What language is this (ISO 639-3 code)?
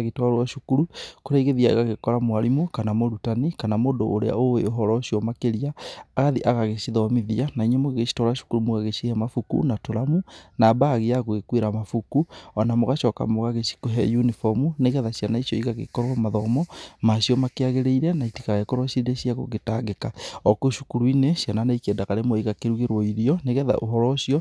kik